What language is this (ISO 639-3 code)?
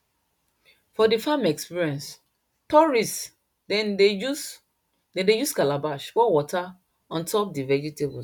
pcm